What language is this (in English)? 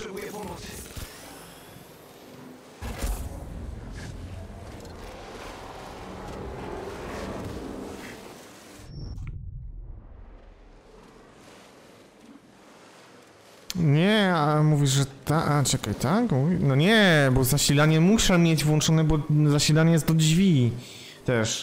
Polish